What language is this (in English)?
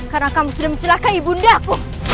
Indonesian